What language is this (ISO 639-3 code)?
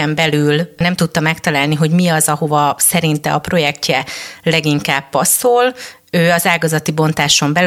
hun